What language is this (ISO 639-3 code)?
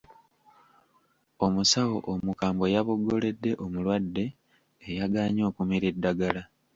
lug